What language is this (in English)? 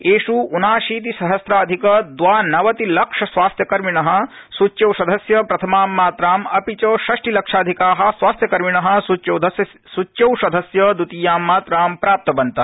Sanskrit